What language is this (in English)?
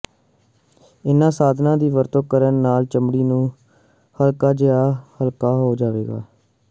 Punjabi